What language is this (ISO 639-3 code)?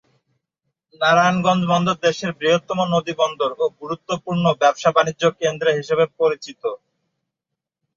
ben